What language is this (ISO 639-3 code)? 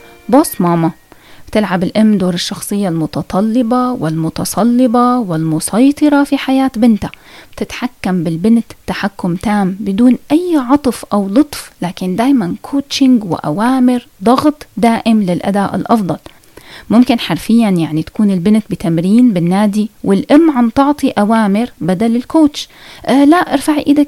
ara